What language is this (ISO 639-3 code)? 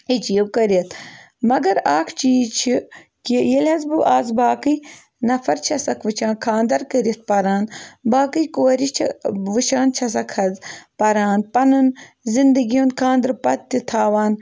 kas